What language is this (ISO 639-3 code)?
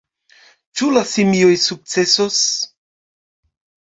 epo